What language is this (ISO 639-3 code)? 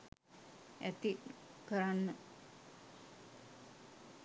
sin